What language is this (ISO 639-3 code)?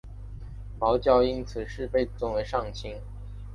zho